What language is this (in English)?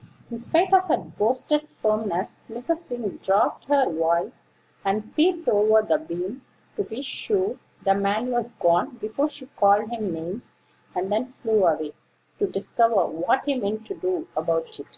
English